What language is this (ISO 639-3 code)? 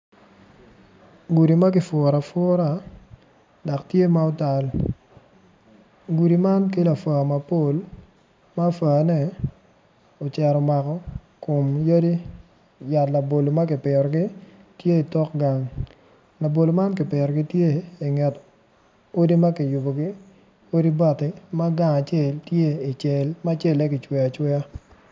ach